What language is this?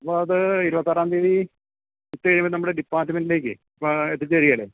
Malayalam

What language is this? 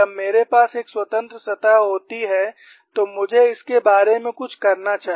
Hindi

